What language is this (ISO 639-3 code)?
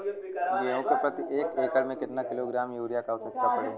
bho